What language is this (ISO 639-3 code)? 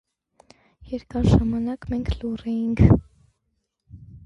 hye